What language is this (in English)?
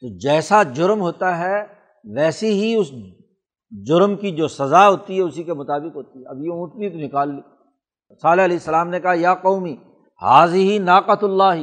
Urdu